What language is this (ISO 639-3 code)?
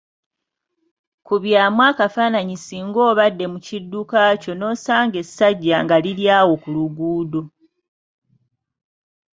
lug